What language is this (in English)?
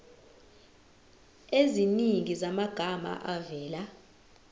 Zulu